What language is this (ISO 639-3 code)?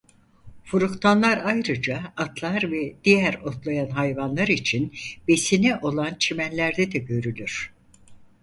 tur